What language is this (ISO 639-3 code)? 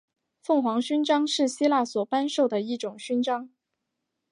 zho